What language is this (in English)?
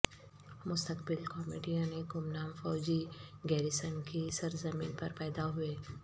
Urdu